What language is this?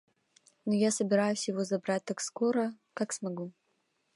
Russian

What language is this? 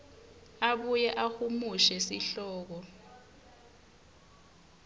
Swati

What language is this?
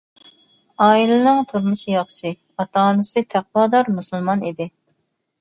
Uyghur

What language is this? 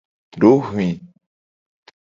Gen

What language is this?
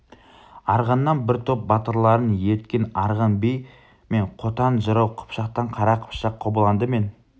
Kazakh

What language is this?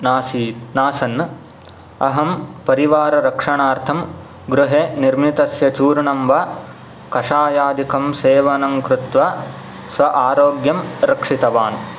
Sanskrit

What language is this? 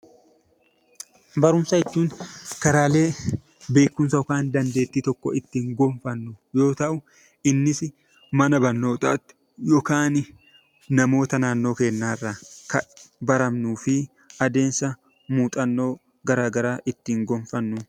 Oromo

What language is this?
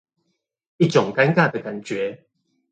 Chinese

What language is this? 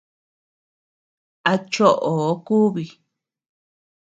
Tepeuxila Cuicatec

